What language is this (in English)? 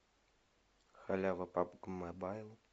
Russian